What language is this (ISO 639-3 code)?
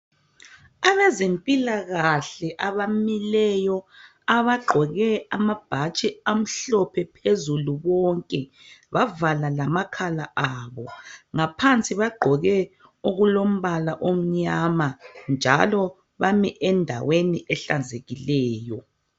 nde